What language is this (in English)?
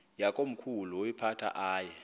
Xhosa